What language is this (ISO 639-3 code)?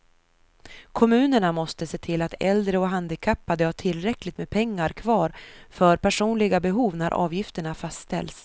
swe